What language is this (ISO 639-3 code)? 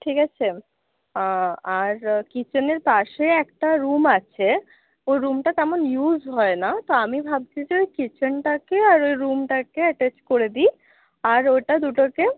ben